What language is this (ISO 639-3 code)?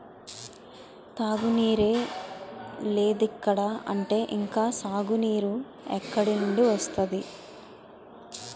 tel